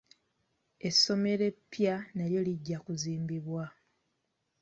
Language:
Ganda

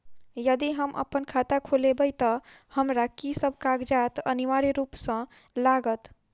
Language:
Maithili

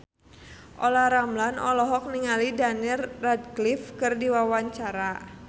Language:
Sundanese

